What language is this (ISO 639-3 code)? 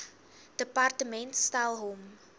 afr